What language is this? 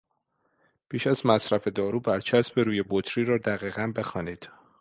Persian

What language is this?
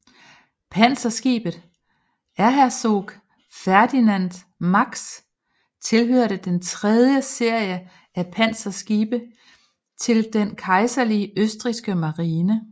Danish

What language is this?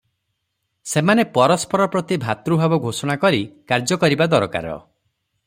Odia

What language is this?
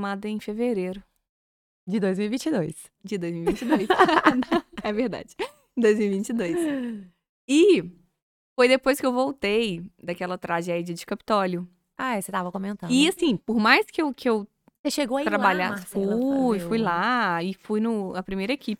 Portuguese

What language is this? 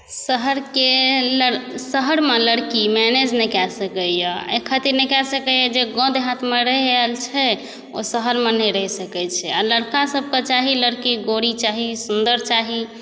Maithili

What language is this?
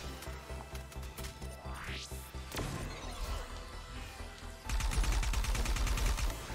Portuguese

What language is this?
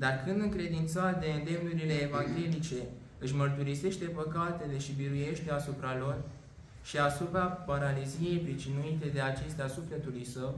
Romanian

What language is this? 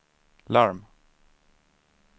Swedish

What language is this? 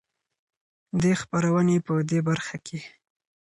Pashto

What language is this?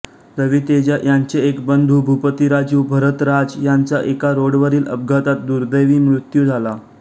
Marathi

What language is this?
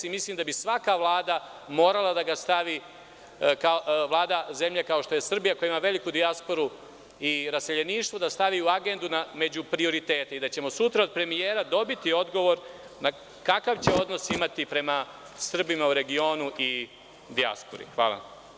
Serbian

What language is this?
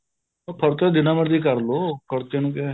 Punjabi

